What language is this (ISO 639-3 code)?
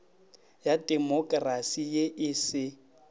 nso